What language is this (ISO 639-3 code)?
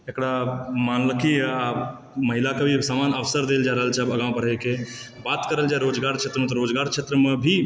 mai